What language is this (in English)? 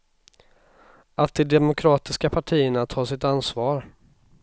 Swedish